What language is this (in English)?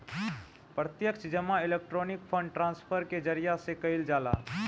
Bhojpuri